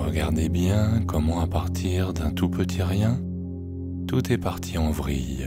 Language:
French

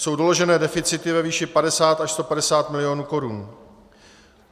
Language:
Czech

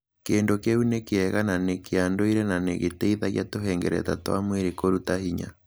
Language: Kikuyu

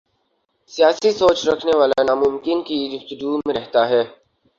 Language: Urdu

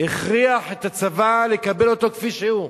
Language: Hebrew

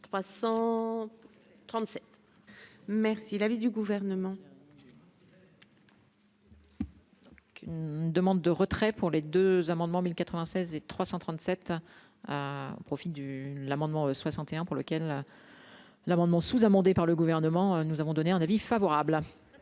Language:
French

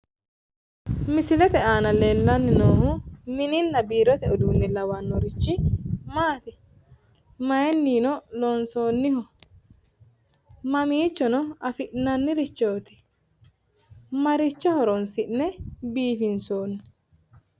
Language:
Sidamo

